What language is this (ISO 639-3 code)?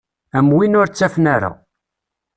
kab